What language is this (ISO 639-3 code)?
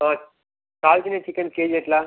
tel